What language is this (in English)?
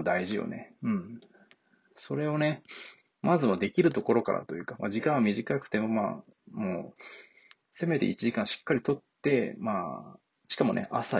Japanese